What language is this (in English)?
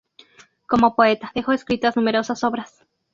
Spanish